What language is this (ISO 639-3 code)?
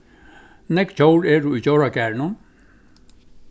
fao